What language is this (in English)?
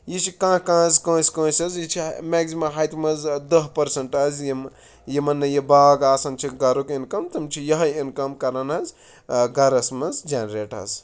Kashmiri